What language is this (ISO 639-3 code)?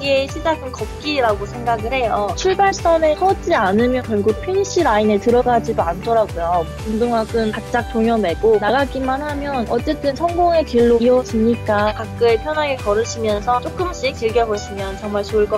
kor